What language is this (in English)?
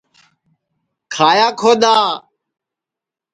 Sansi